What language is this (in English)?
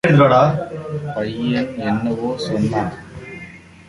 Tamil